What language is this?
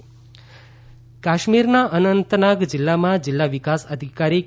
Gujarati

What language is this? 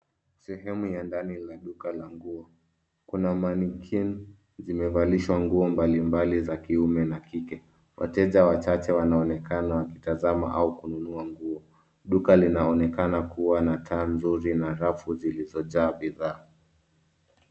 Swahili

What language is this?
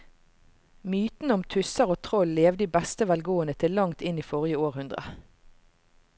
Norwegian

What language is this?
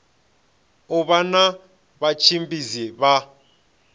Venda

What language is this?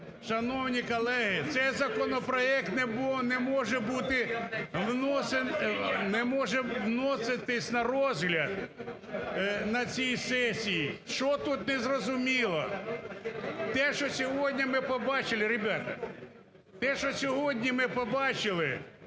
Ukrainian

